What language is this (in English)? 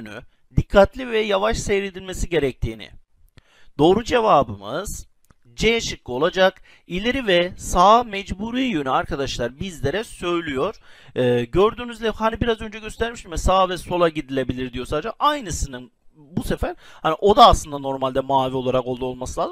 Turkish